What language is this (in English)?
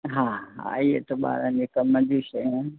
Sindhi